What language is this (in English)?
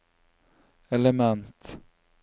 Norwegian